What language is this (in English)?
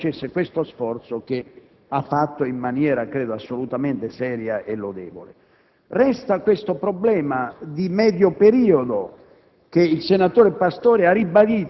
Italian